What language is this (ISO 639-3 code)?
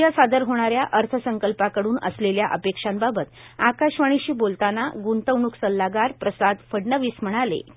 mar